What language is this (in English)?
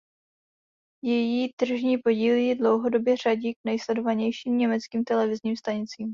Czech